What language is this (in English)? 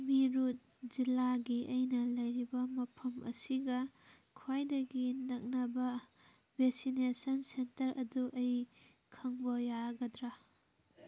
Manipuri